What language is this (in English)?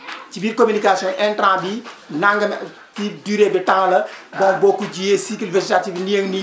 Wolof